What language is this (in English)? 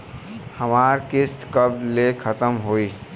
Bhojpuri